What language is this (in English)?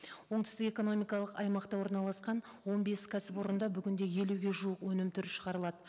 Kazakh